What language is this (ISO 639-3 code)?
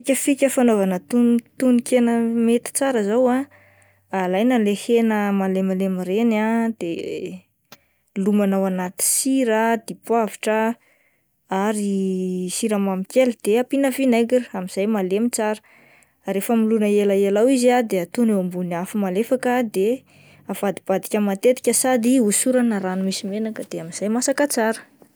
mlg